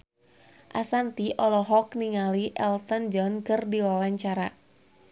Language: Sundanese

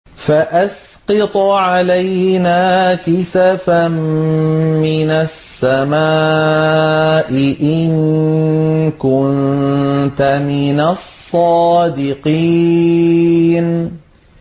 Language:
Arabic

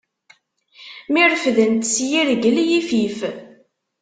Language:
Kabyle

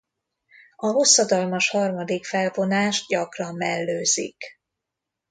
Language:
Hungarian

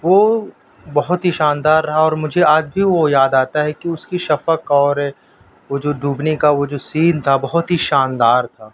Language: Urdu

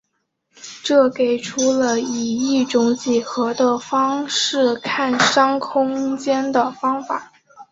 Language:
Chinese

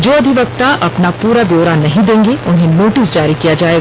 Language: Hindi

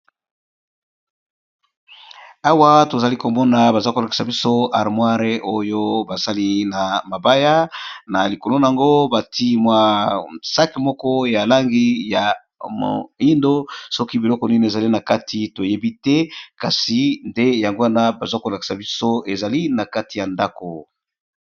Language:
Lingala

